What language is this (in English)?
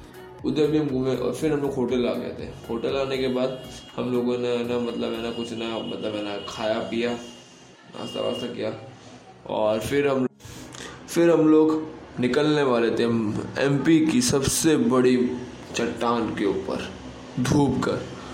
Hindi